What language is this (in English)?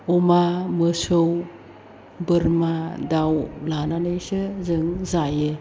Bodo